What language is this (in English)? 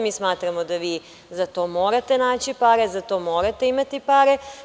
Serbian